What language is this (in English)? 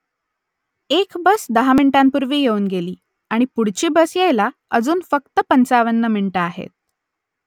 Marathi